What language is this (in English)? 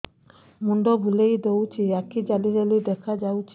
Odia